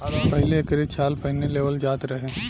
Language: Bhojpuri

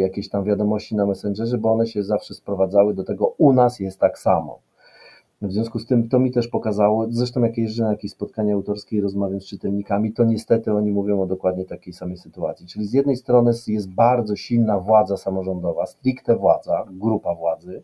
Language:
Polish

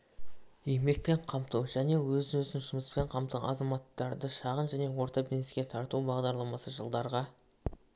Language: Kazakh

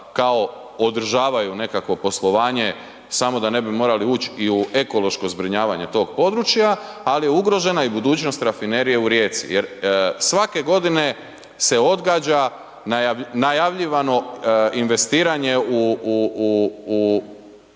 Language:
Croatian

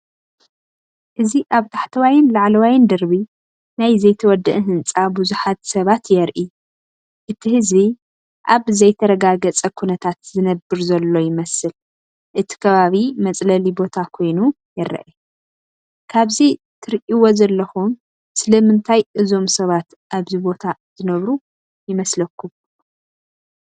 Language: Tigrinya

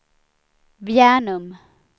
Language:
Swedish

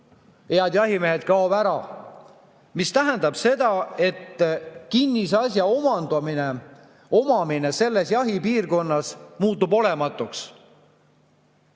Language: Estonian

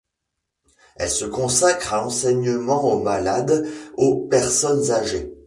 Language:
French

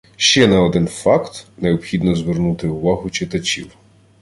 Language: Ukrainian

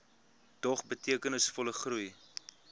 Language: Afrikaans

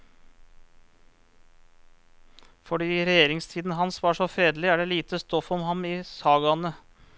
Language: Norwegian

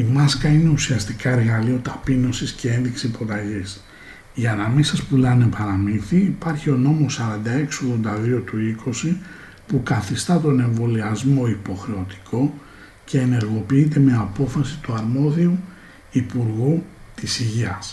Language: Greek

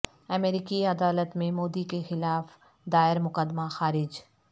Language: Urdu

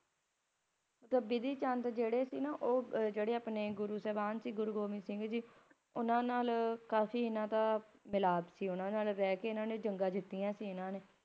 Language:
Punjabi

